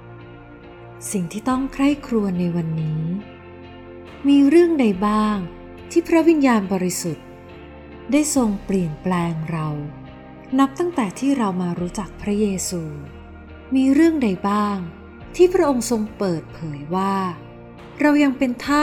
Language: Thai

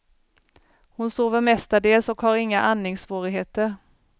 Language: Swedish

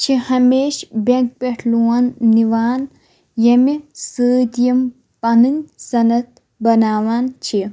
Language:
Kashmiri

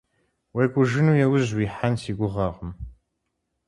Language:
Kabardian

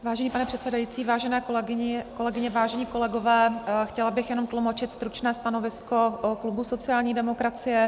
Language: Czech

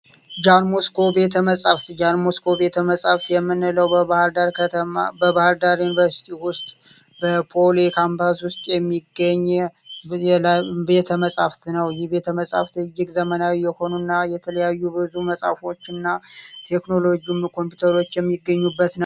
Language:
Amharic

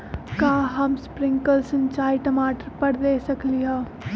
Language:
Magahi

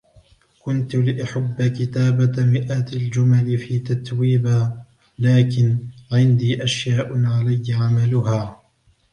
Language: Arabic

